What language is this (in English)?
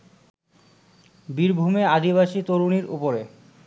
Bangla